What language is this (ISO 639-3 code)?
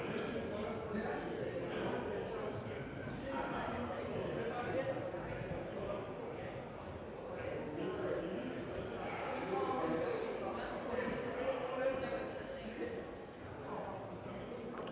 dan